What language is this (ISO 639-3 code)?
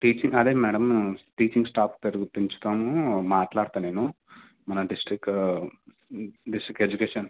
tel